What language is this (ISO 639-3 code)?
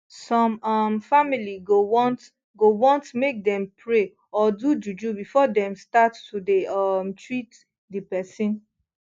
pcm